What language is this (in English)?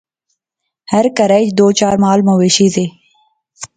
Pahari-Potwari